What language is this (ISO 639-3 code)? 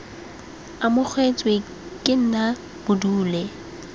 tsn